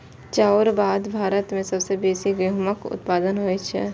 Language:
Maithili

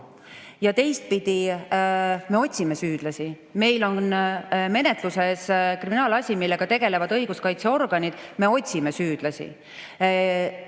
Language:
Estonian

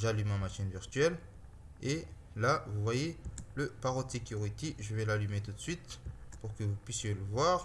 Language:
French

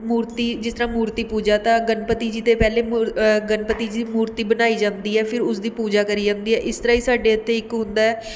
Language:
Punjabi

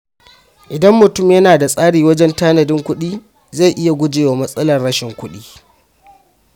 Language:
Hausa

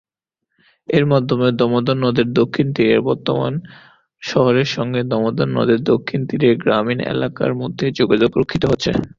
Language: Bangla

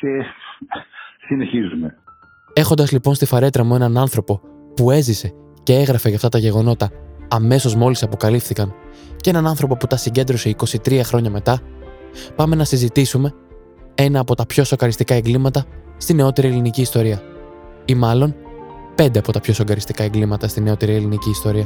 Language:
Greek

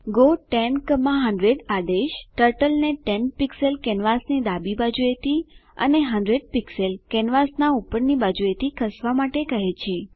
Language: Gujarati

